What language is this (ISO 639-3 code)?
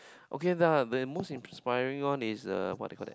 eng